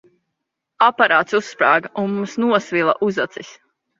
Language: Latvian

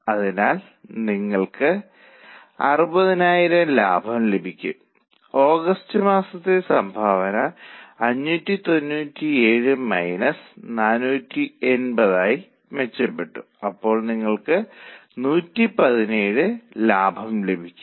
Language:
Malayalam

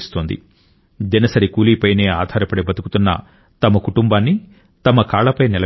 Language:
Telugu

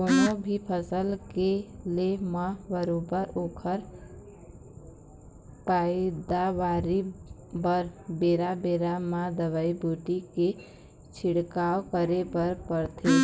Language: Chhattisgarhi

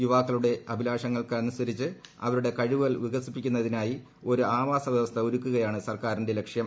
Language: Malayalam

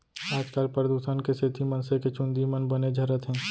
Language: Chhattisgarhi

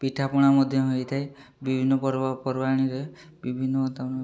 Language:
Odia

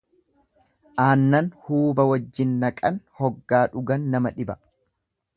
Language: Oromo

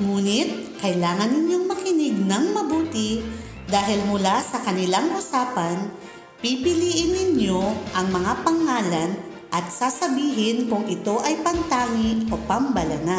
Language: Filipino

